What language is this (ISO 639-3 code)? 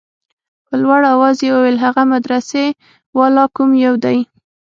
pus